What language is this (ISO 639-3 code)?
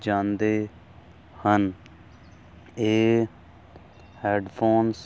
pan